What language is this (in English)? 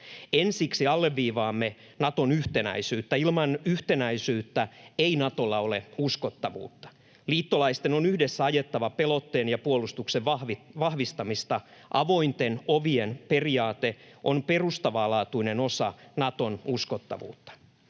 Finnish